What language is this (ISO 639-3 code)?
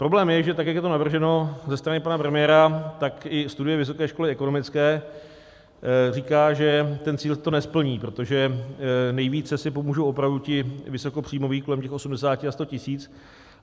ces